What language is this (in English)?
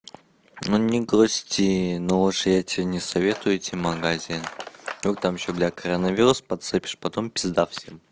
Russian